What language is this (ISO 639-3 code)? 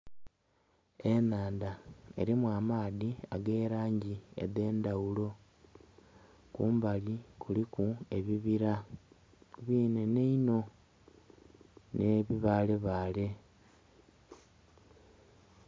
xog